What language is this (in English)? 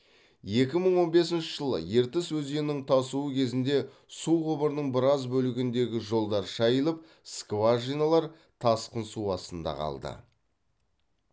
Kazakh